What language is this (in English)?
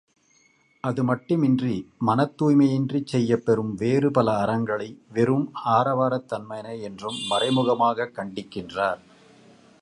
Tamil